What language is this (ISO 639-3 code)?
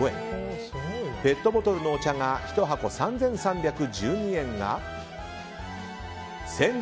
jpn